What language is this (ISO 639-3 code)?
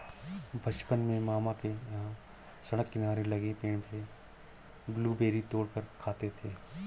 hin